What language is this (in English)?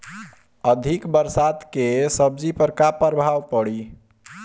Bhojpuri